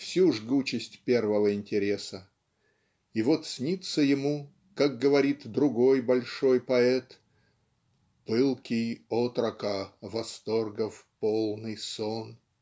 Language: Russian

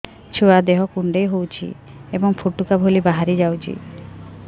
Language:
Odia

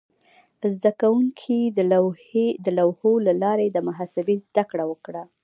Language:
Pashto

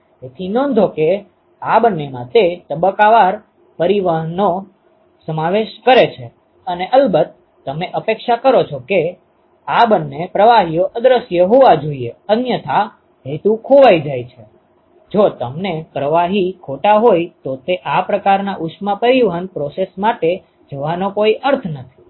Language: Gujarati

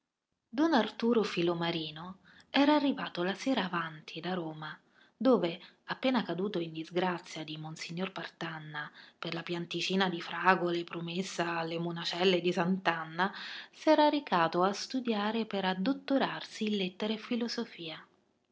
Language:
Italian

